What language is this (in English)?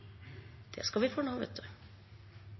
Norwegian Bokmål